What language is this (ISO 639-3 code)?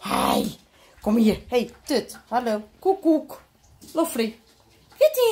nld